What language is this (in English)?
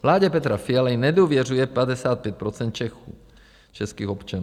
Czech